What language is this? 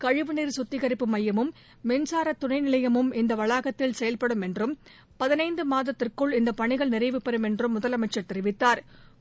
Tamil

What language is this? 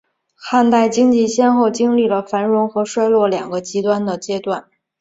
Chinese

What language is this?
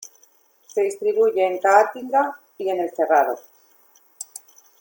Spanish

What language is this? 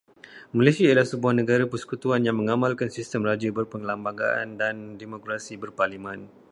Malay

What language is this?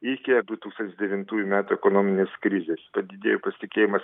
Lithuanian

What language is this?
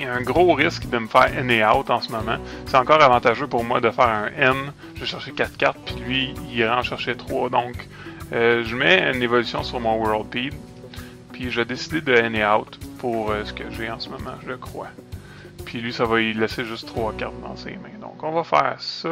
French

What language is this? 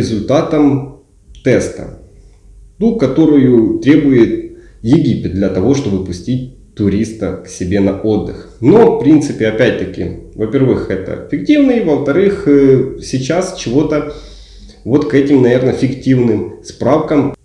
Russian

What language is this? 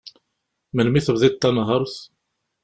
Kabyle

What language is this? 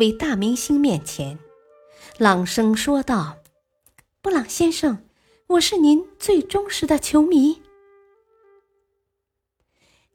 Chinese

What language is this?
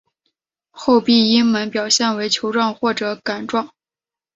Chinese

